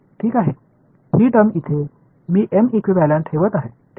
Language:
Marathi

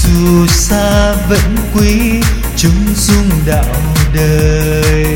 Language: Vietnamese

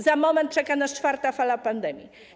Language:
Polish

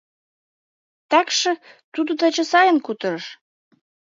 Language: Mari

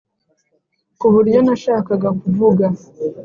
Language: Kinyarwanda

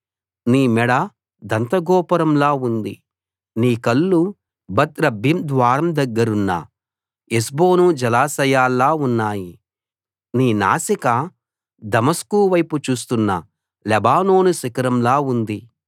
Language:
Telugu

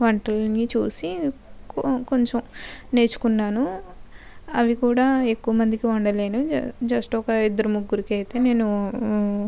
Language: Telugu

